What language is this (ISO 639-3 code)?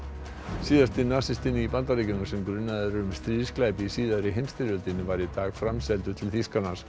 isl